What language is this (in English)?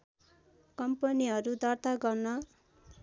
Nepali